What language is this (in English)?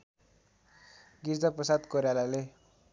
Nepali